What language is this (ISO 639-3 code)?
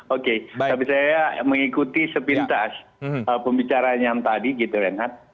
ind